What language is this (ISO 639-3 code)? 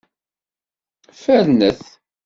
kab